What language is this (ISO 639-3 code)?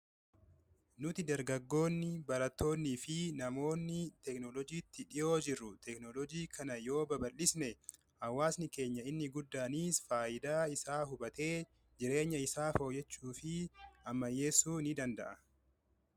orm